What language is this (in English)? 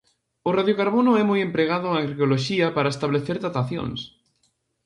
Galician